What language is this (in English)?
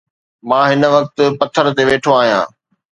Sindhi